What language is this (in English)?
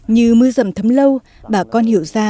Vietnamese